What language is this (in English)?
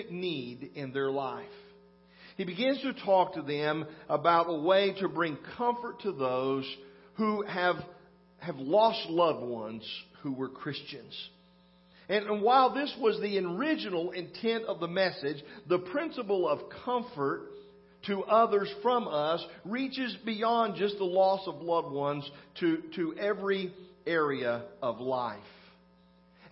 English